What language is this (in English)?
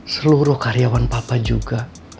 Indonesian